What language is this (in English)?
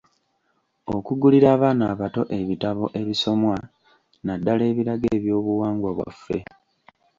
Ganda